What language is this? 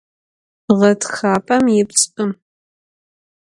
Adyghe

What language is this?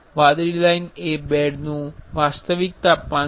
Gujarati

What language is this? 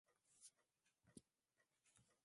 Swahili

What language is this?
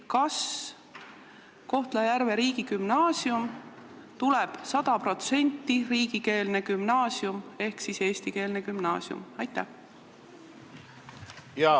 Estonian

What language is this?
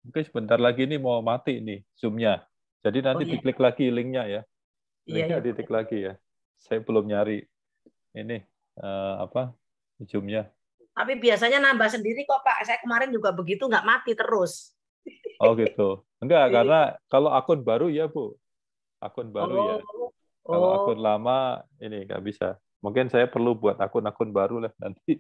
Indonesian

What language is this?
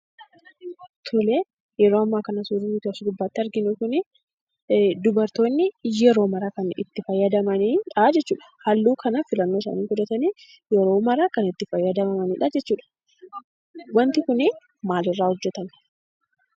Oromo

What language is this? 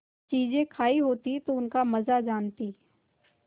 Hindi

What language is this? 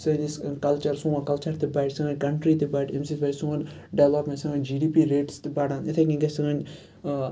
Kashmiri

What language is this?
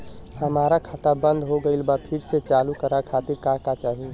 Bhojpuri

